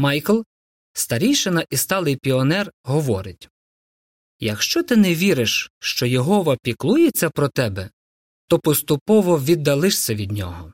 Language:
Ukrainian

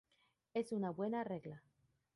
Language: Spanish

